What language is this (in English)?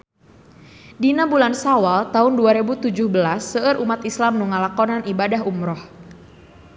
Sundanese